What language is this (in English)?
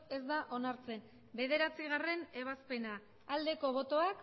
Basque